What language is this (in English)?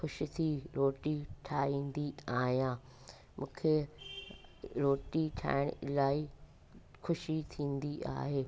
Sindhi